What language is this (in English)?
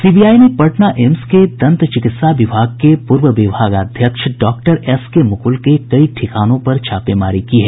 Hindi